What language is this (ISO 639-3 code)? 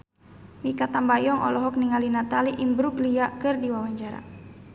sun